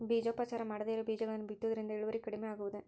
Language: Kannada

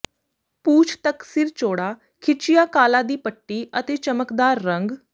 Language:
Punjabi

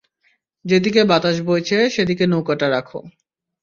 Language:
Bangla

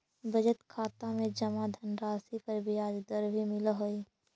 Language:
Magahi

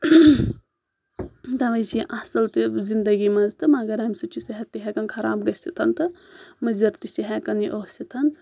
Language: Kashmiri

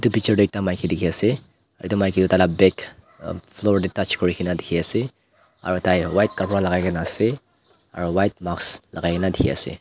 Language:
Naga Pidgin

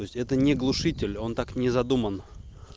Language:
Russian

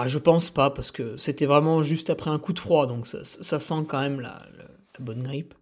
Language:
French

